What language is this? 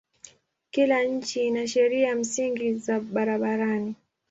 Swahili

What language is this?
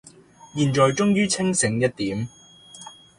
Cantonese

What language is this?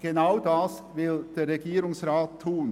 Swiss German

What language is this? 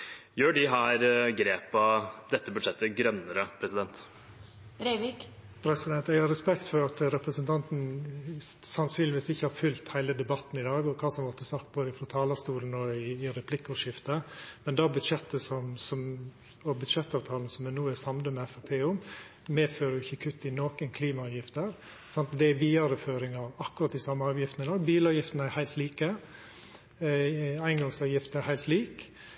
Norwegian Nynorsk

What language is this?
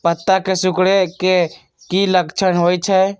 Magahi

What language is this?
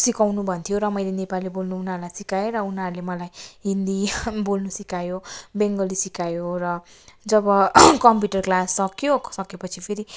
Nepali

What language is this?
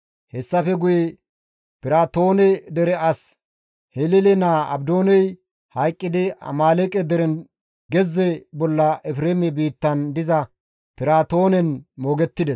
Gamo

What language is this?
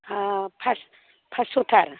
Bodo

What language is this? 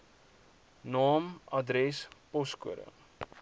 Afrikaans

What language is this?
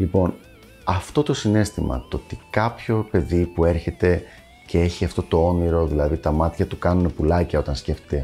Greek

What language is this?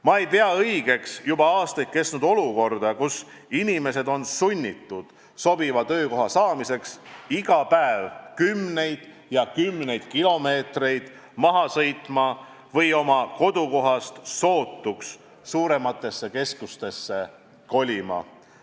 Estonian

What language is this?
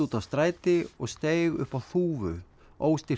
Icelandic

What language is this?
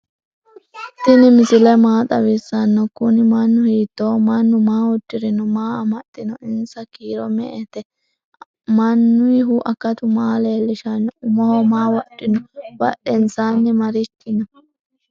Sidamo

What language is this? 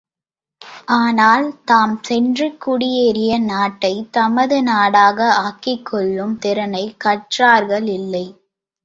Tamil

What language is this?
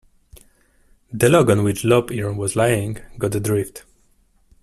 English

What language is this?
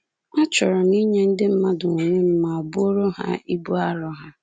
Igbo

